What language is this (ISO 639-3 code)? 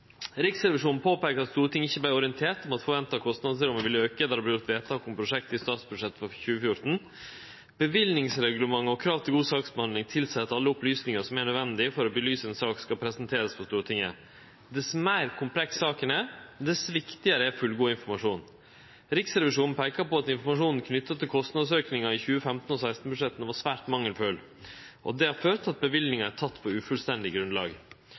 nno